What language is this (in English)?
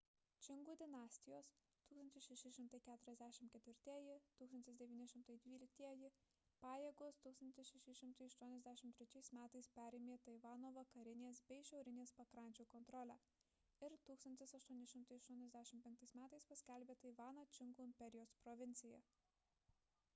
Lithuanian